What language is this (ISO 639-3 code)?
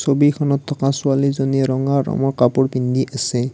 asm